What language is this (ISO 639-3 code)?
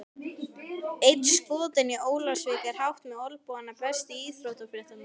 isl